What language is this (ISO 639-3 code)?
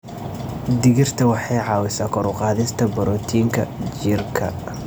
som